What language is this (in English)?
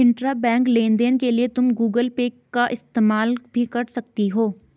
Hindi